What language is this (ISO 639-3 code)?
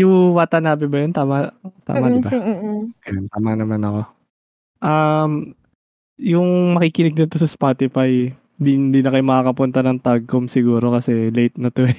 fil